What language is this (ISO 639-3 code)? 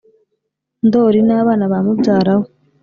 kin